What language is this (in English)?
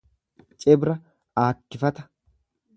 Oromo